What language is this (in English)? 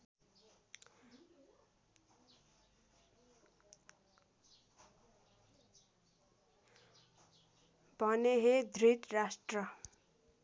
Nepali